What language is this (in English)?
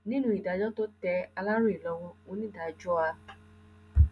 Yoruba